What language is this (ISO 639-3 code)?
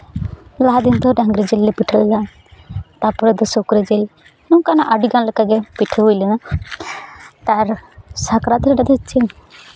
sat